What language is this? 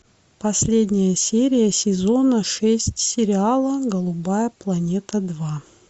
Russian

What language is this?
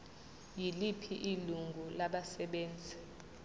Zulu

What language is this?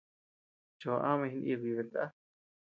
Tepeuxila Cuicatec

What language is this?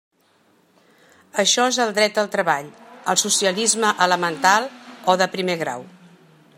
Catalan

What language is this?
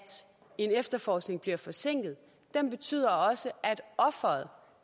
Danish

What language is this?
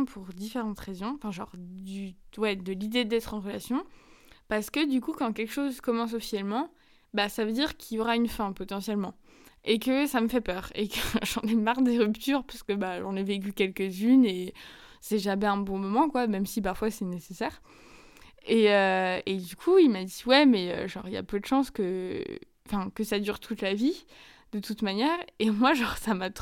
French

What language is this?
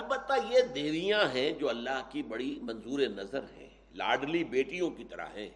Urdu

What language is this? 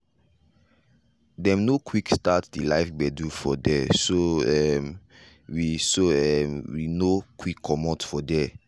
Nigerian Pidgin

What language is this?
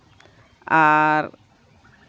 Santali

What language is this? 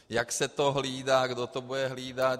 Czech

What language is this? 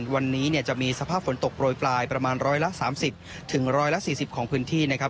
Thai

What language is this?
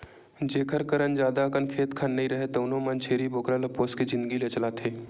Chhattisgarhi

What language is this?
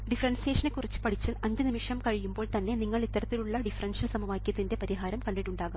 Malayalam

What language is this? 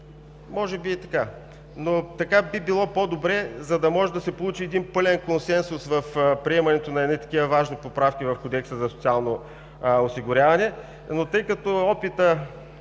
Bulgarian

